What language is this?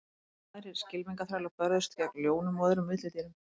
Icelandic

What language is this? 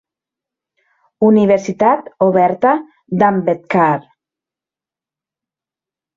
Catalan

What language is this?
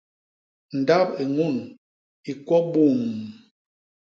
Basaa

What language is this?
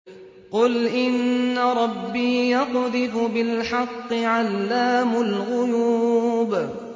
Arabic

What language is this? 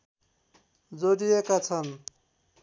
Nepali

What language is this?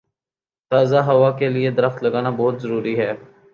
Urdu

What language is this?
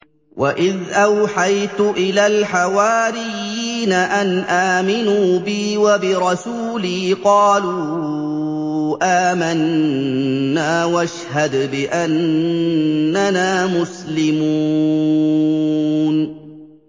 Arabic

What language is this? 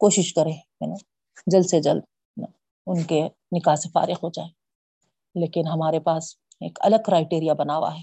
Urdu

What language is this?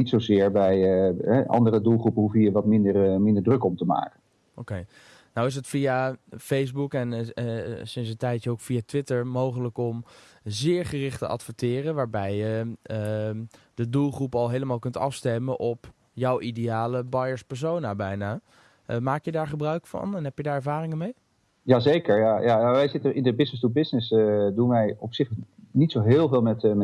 Dutch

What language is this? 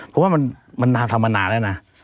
Thai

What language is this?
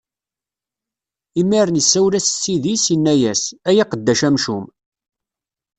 Kabyle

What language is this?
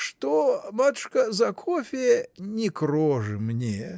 Russian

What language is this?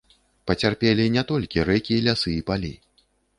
Belarusian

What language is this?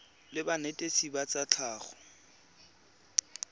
Tswana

